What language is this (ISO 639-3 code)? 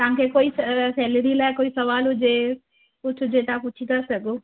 snd